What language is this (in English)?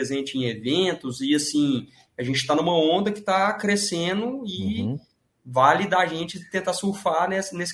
Portuguese